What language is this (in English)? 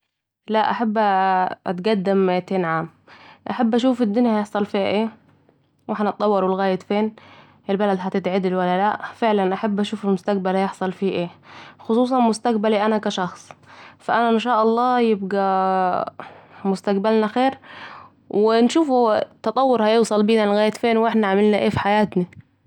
Saidi Arabic